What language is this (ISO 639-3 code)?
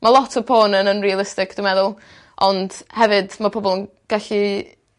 cym